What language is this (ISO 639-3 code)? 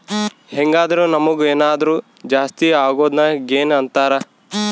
kan